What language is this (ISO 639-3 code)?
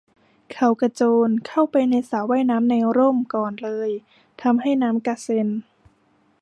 tha